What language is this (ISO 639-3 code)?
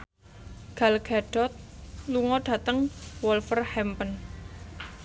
jav